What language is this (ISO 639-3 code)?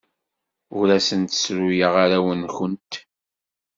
kab